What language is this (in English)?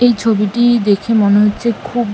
Bangla